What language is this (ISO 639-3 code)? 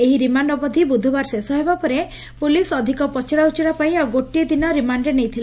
ori